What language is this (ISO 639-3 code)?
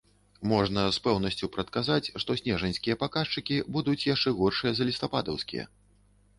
bel